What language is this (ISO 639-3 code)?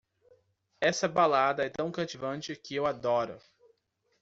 por